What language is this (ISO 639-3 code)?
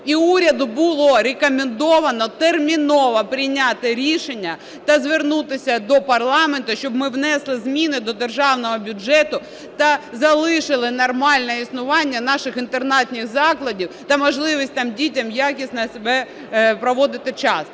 ukr